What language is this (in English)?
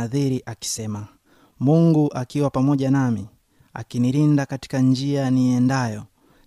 Swahili